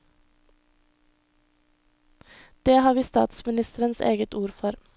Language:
Norwegian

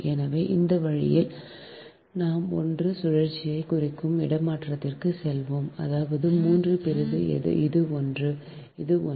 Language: Tamil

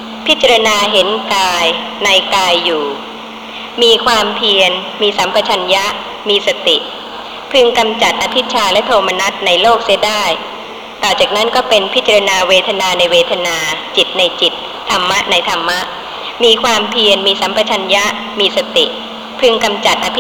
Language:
Thai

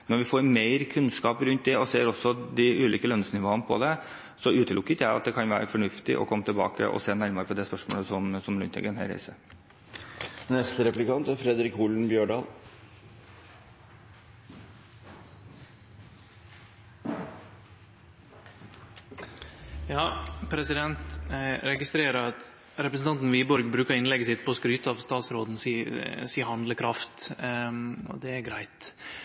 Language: Norwegian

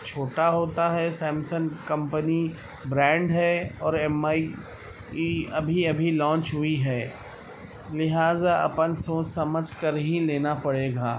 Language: Urdu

